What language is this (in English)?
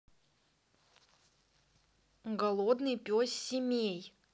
Russian